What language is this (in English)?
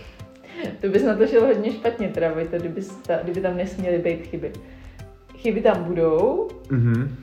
Czech